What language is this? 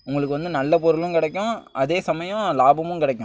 Tamil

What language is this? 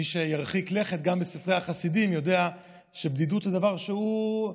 Hebrew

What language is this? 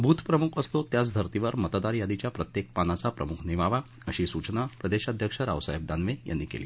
Marathi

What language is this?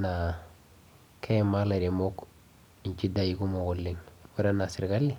Masai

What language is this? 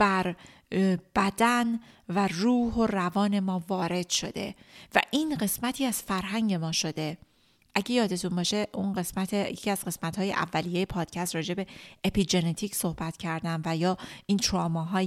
Persian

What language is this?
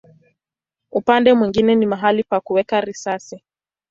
Swahili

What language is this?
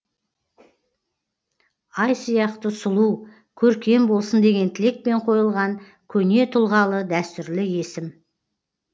Kazakh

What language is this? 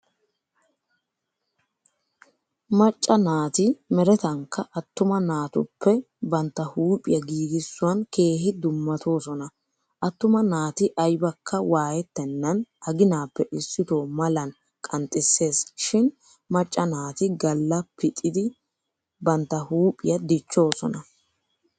Wolaytta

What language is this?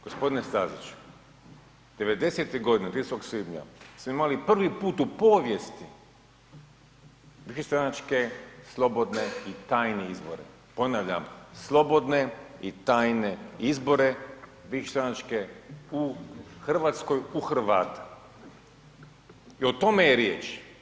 Croatian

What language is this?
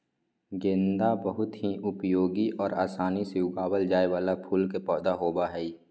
Magahi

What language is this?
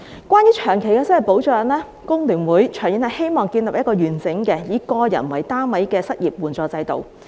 Cantonese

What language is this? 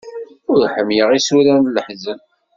Kabyle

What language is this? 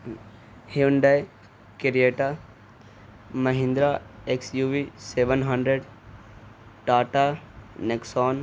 Urdu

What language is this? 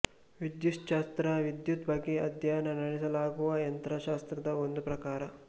Kannada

